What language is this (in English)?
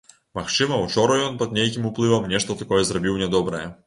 Belarusian